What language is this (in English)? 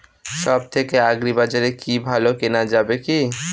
Bangla